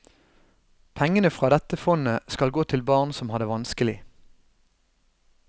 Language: Norwegian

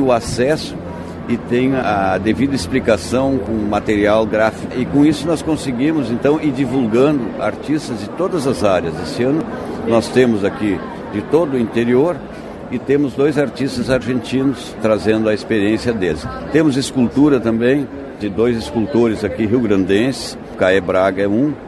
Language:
Portuguese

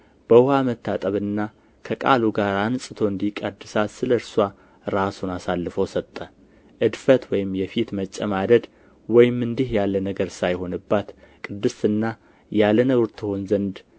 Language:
Amharic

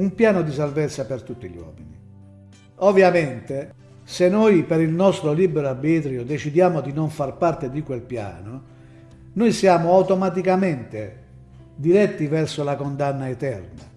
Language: Italian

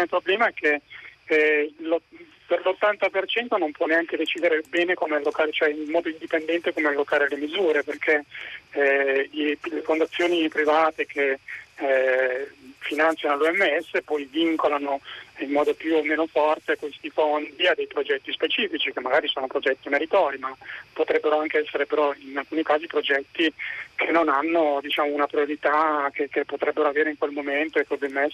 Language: Italian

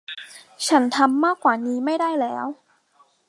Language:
Thai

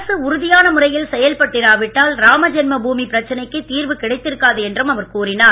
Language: Tamil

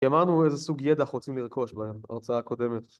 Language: Hebrew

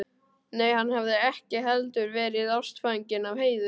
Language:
Icelandic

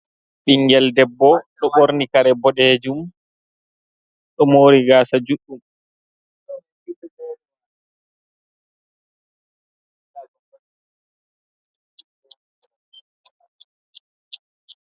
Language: Fula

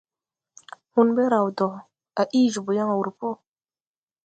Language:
Tupuri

